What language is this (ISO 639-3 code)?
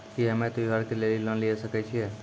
mai